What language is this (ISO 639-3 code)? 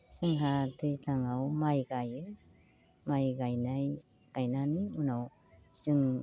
brx